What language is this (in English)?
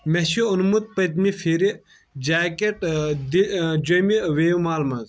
Kashmiri